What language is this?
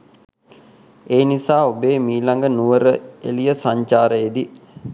Sinhala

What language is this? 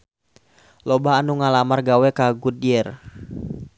Sundanese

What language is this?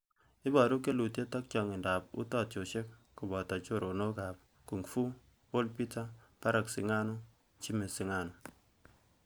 Kalenjin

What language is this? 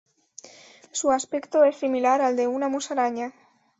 Spanish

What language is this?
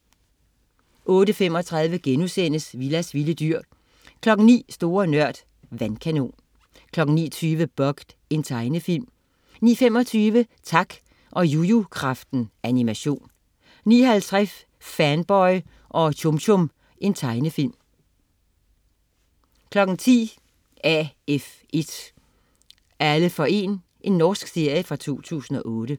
Danish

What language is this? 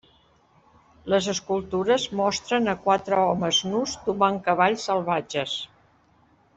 Catalan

